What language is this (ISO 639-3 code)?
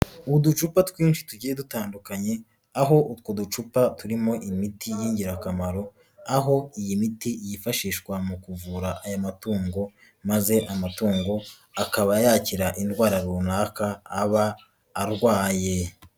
kin